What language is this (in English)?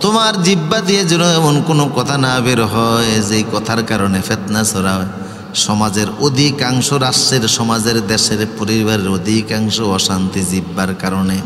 Bangla